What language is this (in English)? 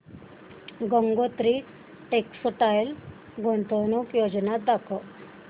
Marathi